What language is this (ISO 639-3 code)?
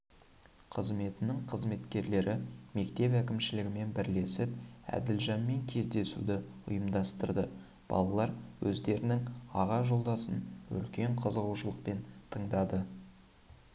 kaz